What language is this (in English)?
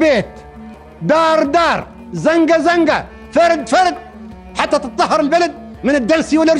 Turkish